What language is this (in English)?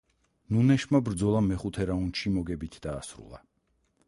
Georgian